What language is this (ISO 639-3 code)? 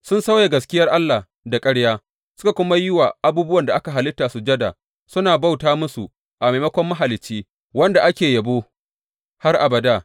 hau